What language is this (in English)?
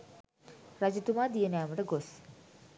Sinhala